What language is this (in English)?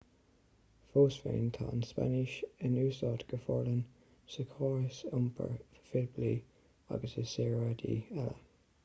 Irish